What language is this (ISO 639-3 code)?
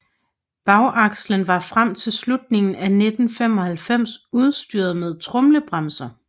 dan